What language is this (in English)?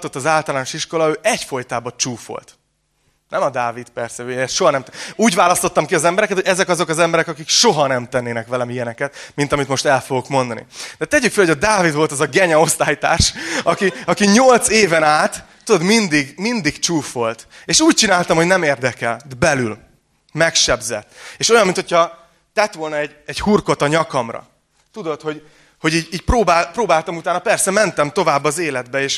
Hungarian